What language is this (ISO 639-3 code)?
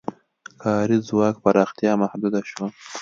pus